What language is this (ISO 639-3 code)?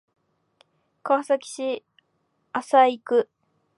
jpn